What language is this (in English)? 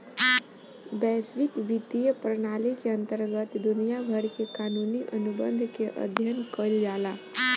Bhojpuri